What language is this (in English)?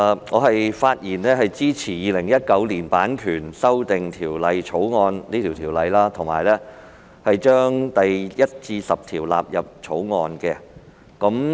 Cantonese